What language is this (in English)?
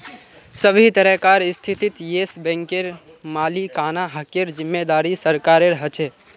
Magahi